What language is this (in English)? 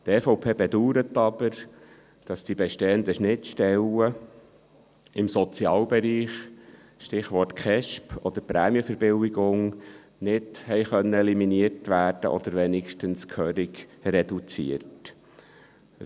Swiss German